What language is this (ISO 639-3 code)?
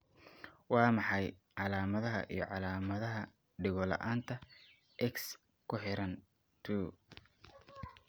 som